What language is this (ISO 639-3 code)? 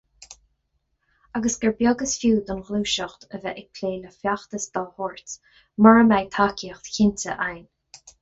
gle